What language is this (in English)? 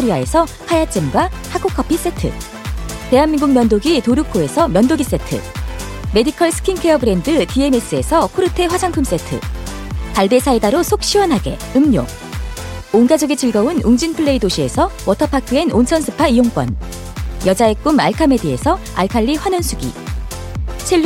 Korean